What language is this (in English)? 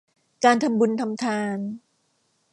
Thai